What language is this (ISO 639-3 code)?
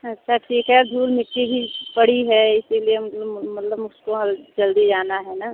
hin